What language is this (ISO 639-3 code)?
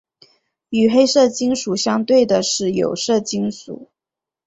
zho